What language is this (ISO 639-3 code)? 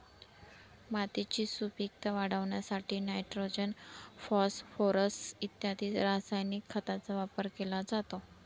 mar